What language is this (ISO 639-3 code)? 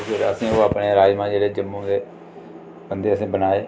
doi